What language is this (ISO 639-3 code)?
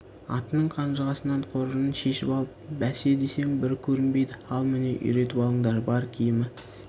kaz